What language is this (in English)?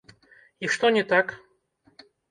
Belarusian